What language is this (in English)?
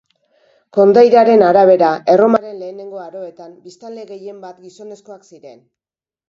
Basque